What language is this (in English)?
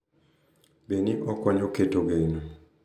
Luo (Kenya and Tanzania)